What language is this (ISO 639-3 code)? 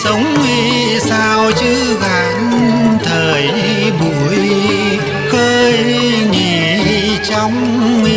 vie